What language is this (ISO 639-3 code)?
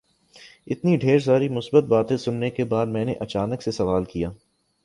urd